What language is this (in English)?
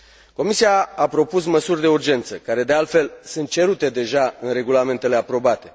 Romanian